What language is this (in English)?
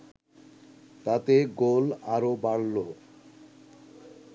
Bangla